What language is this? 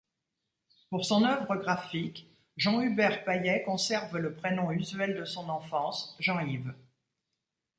French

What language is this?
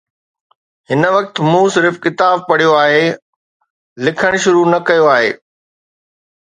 Sindhi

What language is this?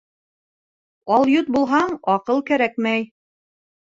Bashkir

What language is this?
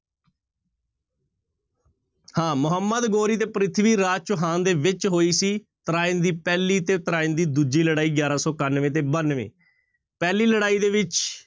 Punjabi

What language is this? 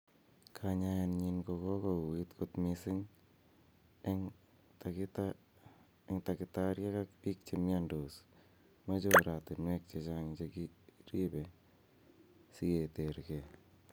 Kalenjin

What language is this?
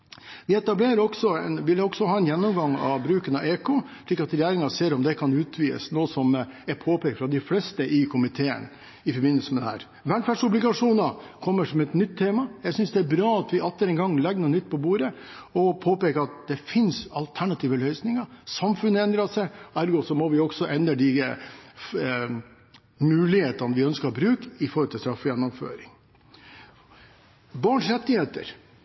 Norwegian Bokmål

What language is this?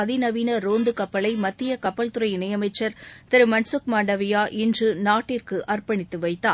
Tamil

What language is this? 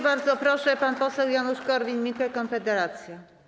Polish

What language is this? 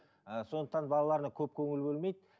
Kazakh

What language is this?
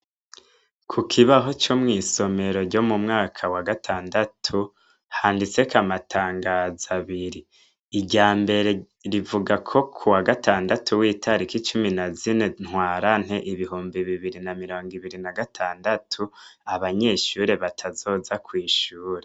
Rundi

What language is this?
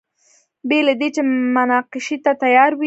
Pashto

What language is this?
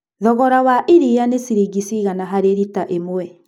Kikuyu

